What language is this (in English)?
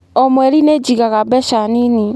Kikuyu